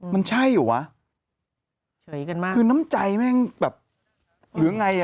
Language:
Thai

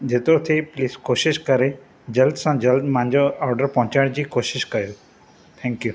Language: Sindhi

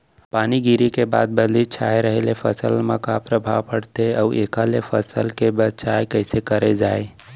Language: Chhattisgarhi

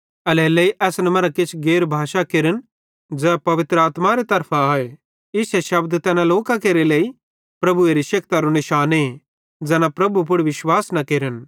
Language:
Bhadrawahi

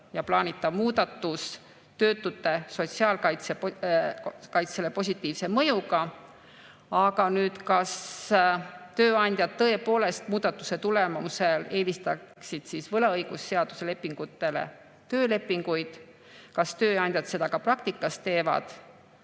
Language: Estonian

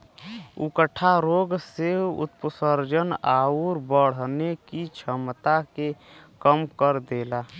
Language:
Bhojpuri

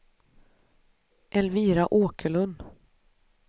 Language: Swedish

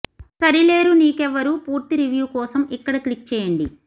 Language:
Telugu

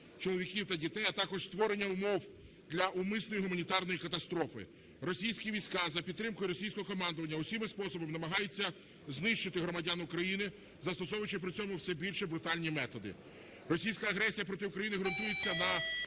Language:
Ukrainian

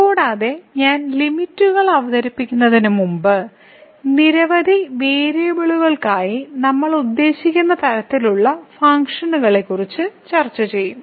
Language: Malayalam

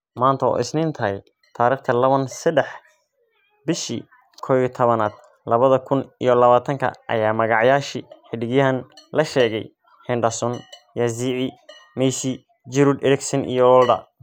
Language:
Somali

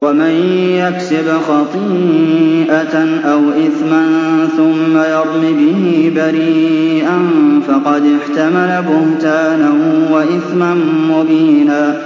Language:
Arabic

